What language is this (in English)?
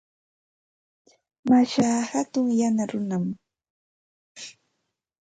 Santa Ana de Tusi Pasco Quechua